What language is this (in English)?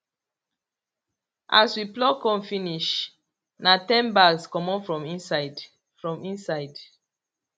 Nigerian Pidgin